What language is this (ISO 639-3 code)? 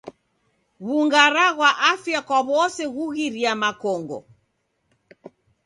dav